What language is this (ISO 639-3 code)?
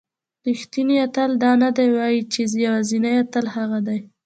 pus